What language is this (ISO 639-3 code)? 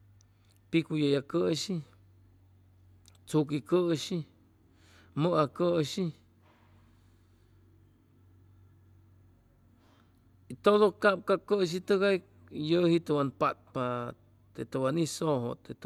zoh